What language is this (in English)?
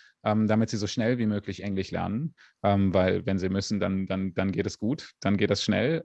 German